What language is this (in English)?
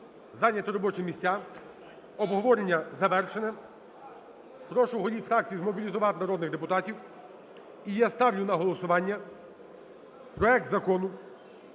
Ukrainian